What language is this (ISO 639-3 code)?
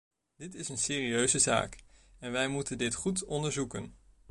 nld